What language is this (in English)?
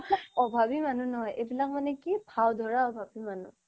Assamese